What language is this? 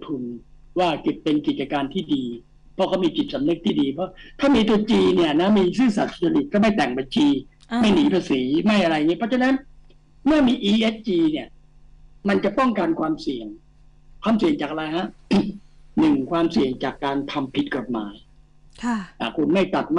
Thai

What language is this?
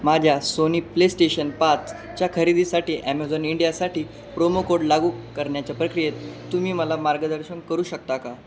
Marathi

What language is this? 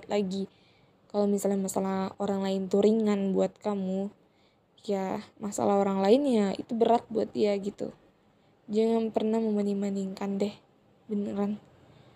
Indonesian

